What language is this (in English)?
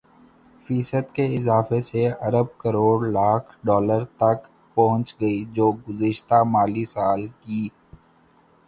Urdu